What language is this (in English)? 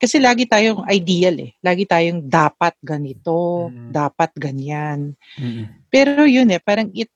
Filipino